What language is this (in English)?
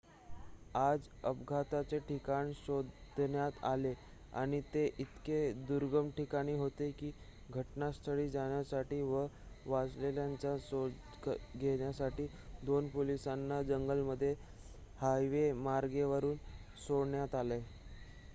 Marathi